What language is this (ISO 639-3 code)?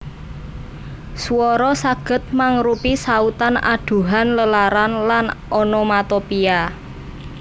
jav